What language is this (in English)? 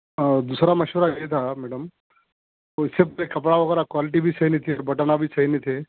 Urdu